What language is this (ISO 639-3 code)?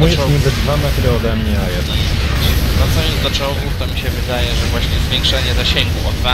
pol